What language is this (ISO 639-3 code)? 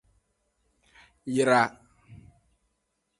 ajg